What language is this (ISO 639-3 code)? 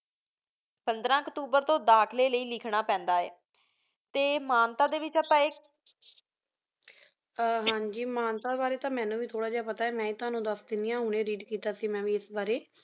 pan